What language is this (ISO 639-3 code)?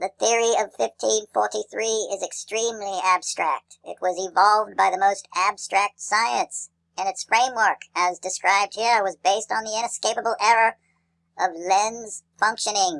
eng